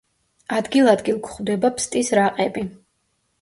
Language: Georgian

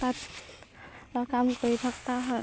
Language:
Assamese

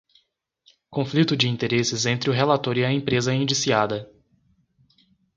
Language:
Portuguese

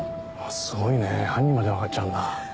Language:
Japanese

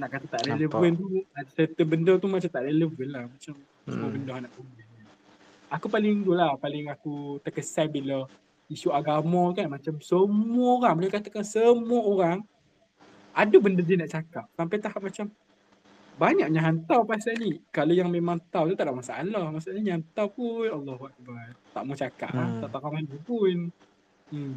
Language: Malay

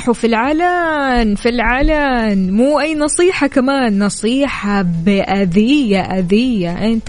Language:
Arabic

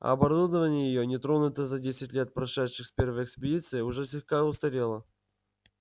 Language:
Russian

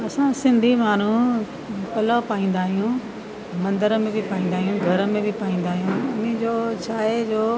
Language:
Sindhi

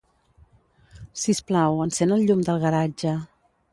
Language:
Catalan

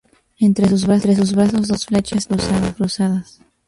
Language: Spanish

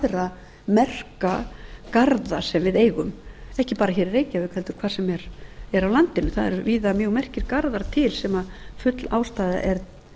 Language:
Icelandic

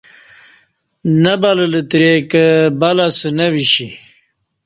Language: Kati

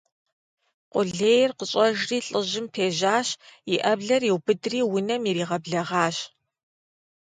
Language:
Kabardian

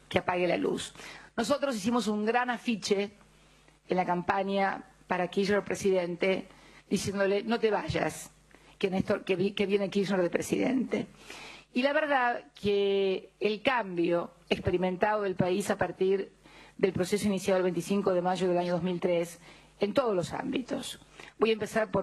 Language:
Spanish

